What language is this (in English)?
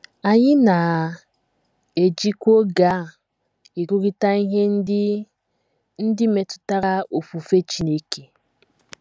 Igbo